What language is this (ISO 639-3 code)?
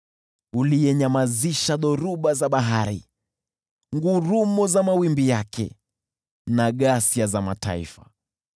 swa